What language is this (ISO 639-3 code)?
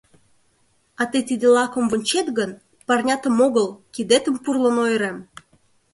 chm